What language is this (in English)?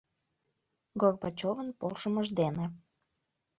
Mari